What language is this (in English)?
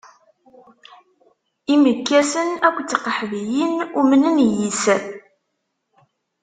Kabyle